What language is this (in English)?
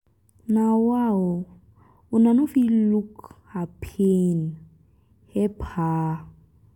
Nigerian Pidgin